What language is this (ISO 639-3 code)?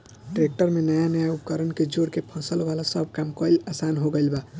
bho